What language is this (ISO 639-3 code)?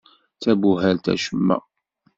kab